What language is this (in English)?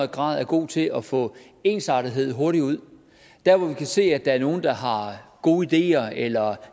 Danish